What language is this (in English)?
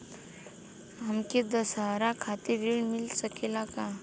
Bhojpuri